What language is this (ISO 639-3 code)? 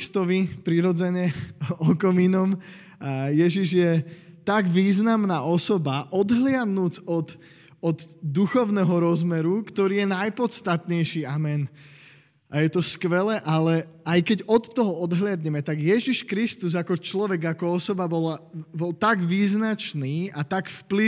slk